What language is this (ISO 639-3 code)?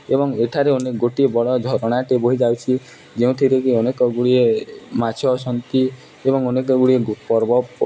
ori